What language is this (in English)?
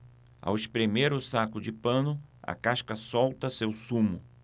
Portuguese